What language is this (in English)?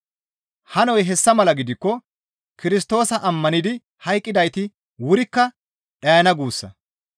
Gamo